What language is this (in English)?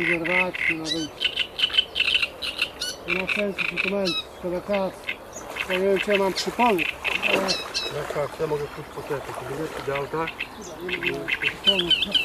Polish